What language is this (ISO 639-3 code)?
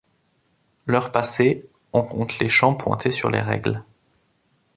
fra